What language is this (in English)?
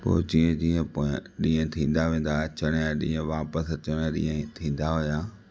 Sindhi